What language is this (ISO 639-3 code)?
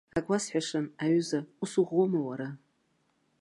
abk